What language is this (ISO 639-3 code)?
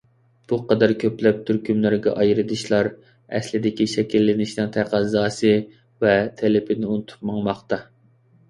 uig